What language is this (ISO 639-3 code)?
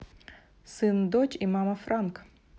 rus